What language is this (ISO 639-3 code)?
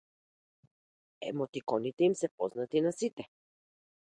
mkd